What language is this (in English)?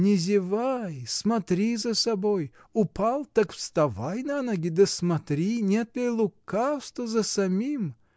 Russian